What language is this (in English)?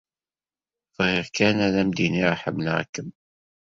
Kabyle